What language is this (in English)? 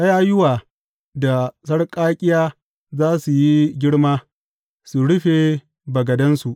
Hausa